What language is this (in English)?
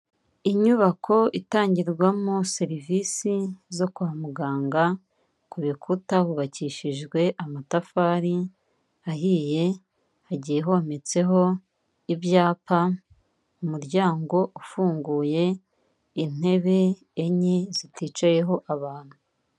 Kinyarwanda